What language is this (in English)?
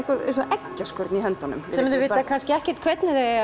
Icelandic